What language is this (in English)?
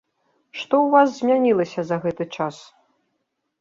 Belarusian